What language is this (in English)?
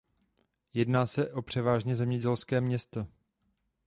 Czech